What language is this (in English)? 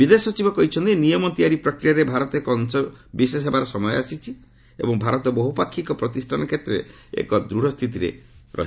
Odia